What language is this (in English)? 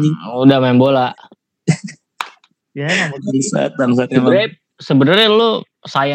Indonesian